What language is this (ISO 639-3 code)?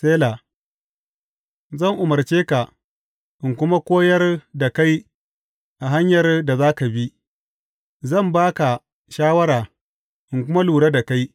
hau